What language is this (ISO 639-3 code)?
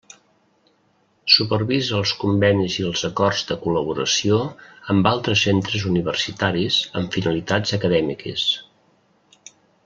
cat